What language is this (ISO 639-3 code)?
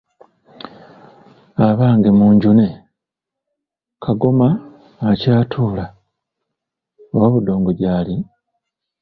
lug